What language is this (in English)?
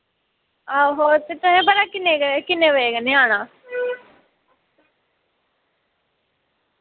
Dogri